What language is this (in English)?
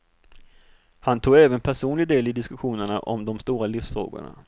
Swedish